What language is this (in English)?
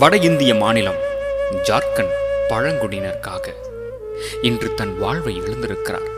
Tamil